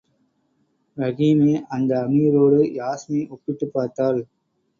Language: Tamil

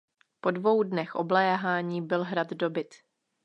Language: Czech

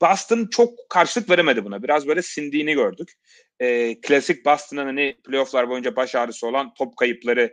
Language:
Turkish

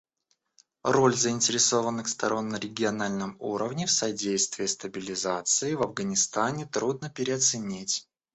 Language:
Russian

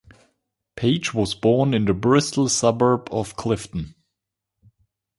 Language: English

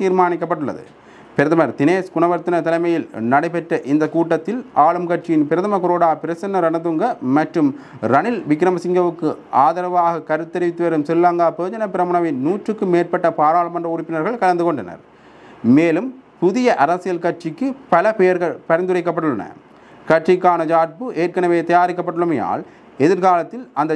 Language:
Tamil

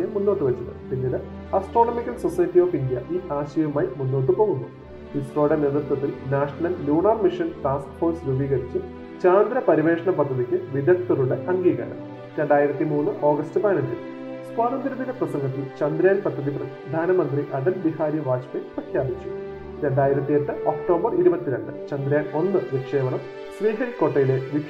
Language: Malayalam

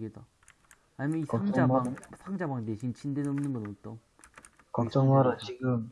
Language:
Korean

